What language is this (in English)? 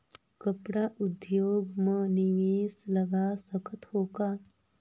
Chhattisgarhi